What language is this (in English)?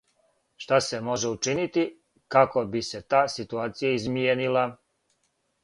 Serbian